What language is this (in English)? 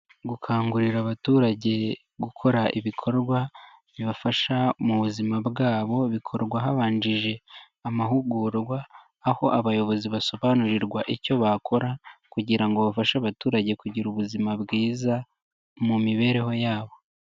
Kinyarwanda